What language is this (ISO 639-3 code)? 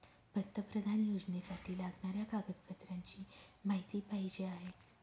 mar